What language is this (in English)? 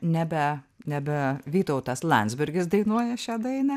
Lithuanian